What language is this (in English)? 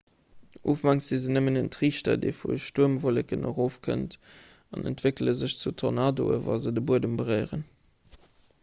Luxembourgish